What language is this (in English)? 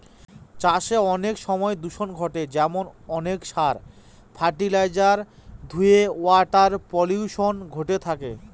Bangla